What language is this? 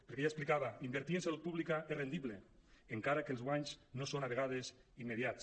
Catalan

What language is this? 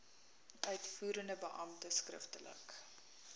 Afrikaans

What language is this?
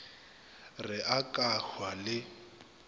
Northern Sotho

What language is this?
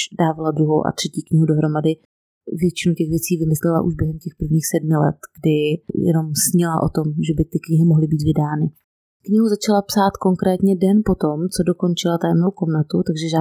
Czech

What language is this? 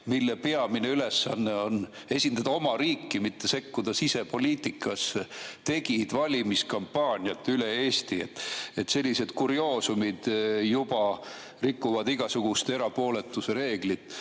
Estonian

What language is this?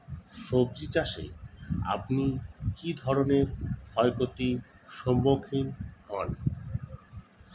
Bangla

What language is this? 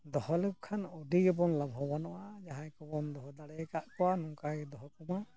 Santali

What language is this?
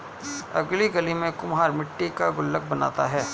Hindi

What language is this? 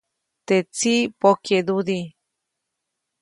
Copainalá Zoque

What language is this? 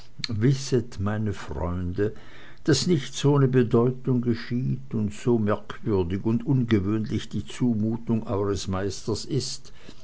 German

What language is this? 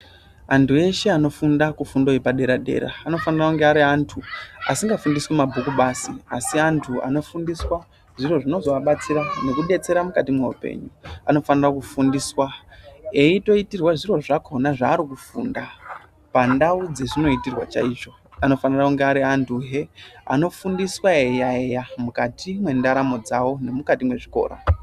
Ndau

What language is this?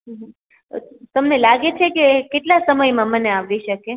Gujarati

